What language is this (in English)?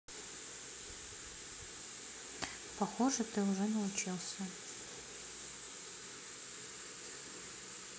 Russian